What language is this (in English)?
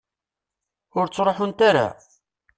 Kabyle